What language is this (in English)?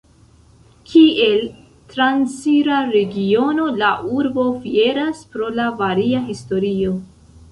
Esperanto